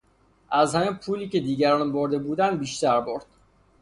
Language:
Persian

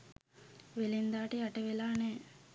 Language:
Sinhala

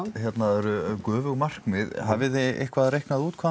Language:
Icelandic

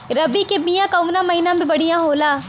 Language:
Bhojpuri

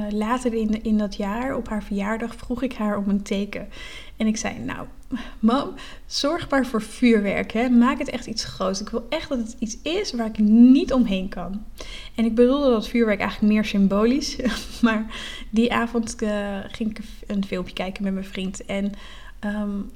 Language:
Dutch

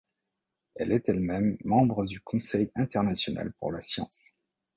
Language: French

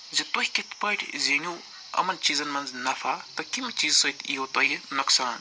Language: Kashmiri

